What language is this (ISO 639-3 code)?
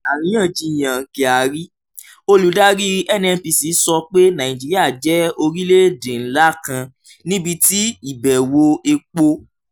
yor